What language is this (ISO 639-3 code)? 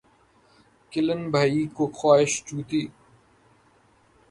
urd